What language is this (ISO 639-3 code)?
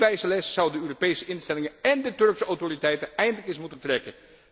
nld